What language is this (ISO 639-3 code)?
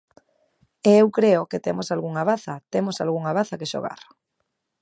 glg